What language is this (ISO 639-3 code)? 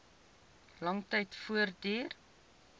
afr